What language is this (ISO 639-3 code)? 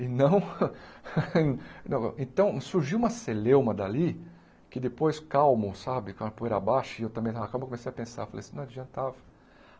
por